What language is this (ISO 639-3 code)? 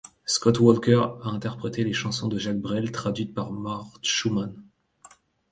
fra